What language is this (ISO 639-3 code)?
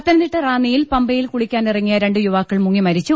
mal